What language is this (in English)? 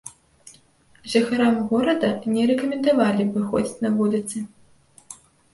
Belarusian